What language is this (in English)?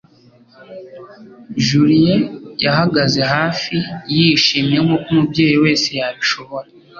Kinyarwanda